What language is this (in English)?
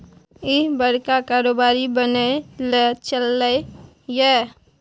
Maithili